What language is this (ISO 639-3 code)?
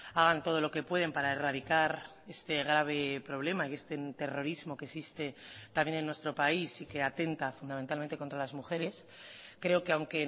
spa